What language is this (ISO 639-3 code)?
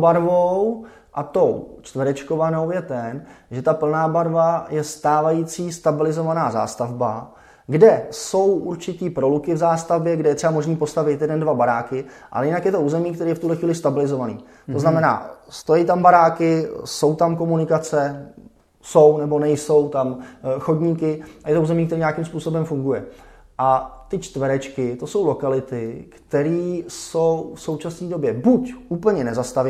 ces